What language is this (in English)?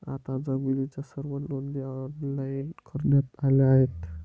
Marathi